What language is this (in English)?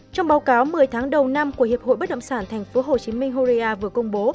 Vietnamese